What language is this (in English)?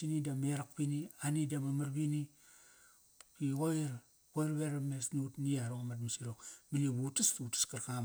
Kairak